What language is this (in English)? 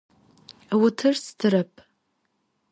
Adyghe